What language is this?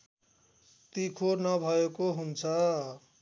Nepali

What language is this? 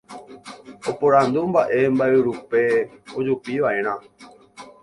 Guarani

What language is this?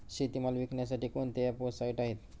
Marathi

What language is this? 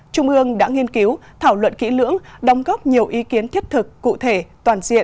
Vietnamese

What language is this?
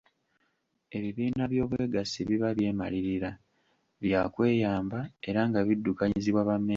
Ganda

